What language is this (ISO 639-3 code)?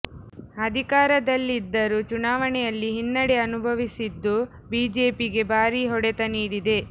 kan